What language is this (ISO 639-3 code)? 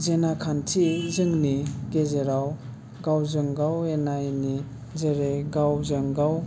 brx